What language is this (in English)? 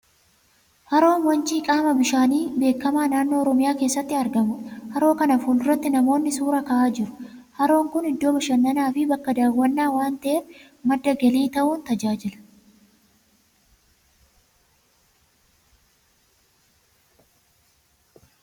Oromo